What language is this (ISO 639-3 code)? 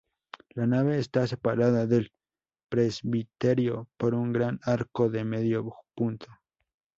spa